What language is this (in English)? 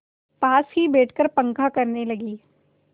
Hindi